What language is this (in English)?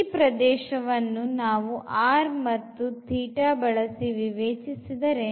Kannada